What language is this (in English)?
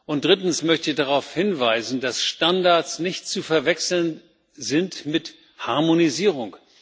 German